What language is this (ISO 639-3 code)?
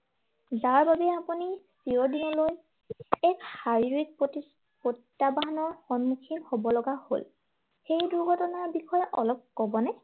asm